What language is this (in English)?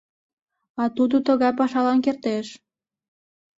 Mari